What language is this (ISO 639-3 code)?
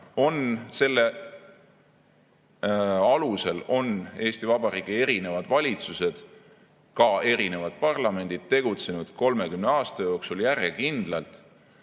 est